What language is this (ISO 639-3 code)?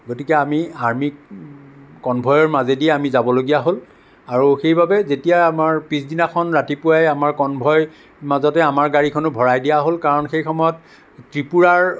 asm